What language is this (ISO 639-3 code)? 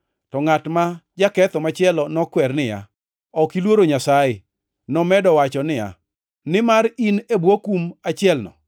luo